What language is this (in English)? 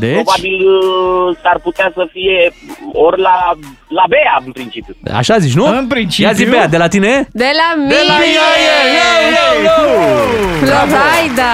Romanian